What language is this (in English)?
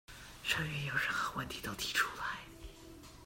Chinese